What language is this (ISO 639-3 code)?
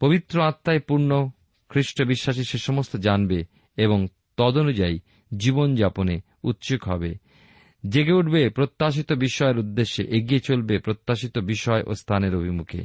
ben